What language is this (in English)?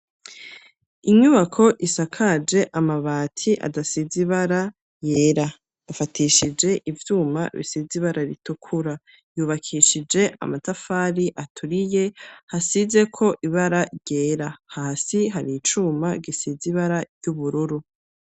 Rundi